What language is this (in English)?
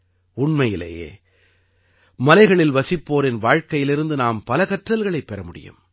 Tamil